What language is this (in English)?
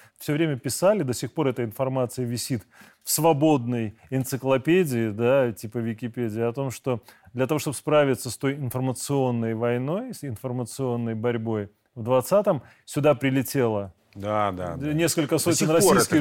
Russian